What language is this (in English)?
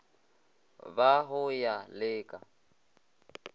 Northern Sotho